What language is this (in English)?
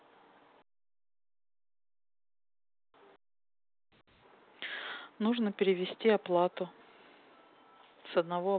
Russian